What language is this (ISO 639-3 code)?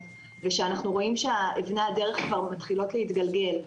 heb